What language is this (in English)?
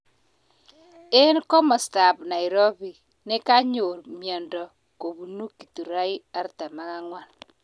Kalenjin